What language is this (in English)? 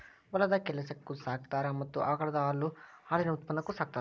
Kannada